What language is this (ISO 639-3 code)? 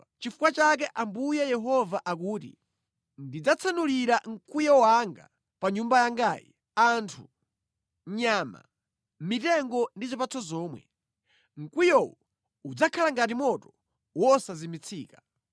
nya